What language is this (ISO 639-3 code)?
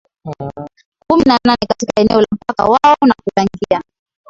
swa